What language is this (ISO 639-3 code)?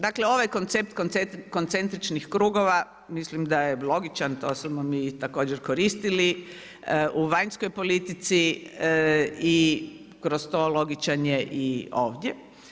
hrv